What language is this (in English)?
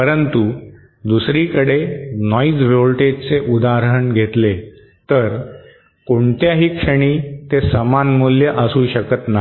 Marathi